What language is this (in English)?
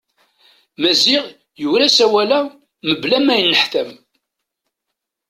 Kabyle